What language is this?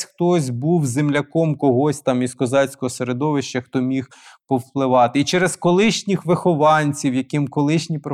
Ukrainian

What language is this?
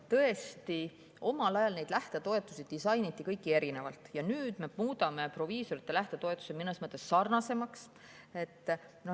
Estonian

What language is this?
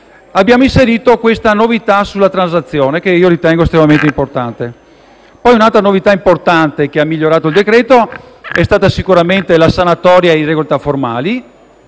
Italian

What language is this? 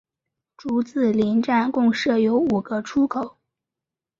Chinese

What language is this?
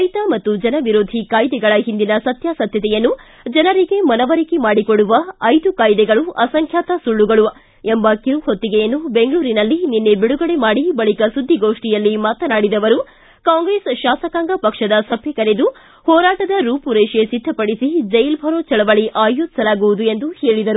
Kannada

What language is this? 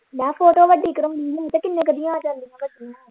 Punjabi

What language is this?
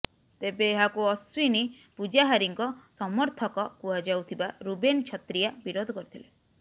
Odia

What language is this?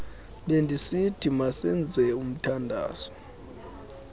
Xhosa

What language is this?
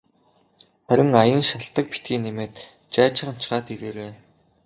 Mongolian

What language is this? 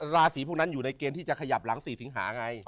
Thai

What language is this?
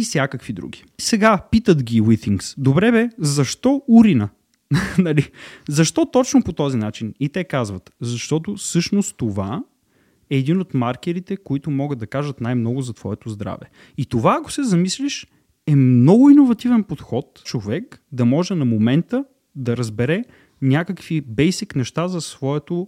Bulgarian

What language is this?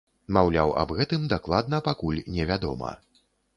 Belarusian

